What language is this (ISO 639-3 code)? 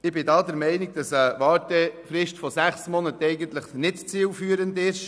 gsw